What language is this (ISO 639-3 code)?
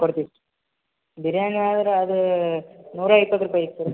kan